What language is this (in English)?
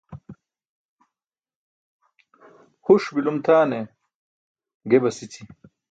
Burushaski